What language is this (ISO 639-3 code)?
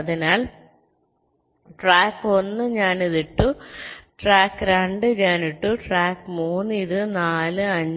mal